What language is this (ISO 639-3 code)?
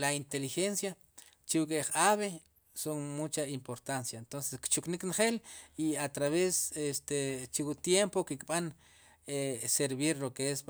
qum